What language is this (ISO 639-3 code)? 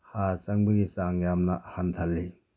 mni